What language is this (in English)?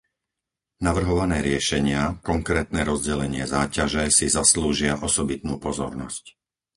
Slovak